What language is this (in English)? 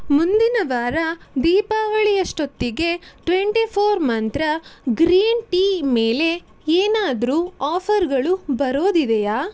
Kannada